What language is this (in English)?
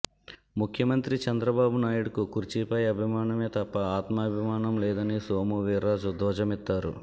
Telugu